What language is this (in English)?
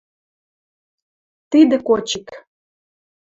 Western Mari